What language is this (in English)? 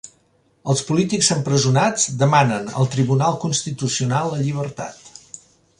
Catalan